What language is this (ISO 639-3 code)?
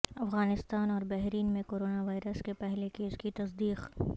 urd